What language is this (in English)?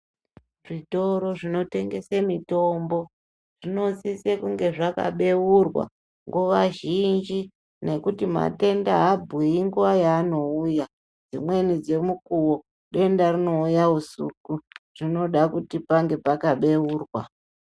Ndau